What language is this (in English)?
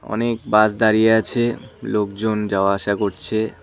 Bangla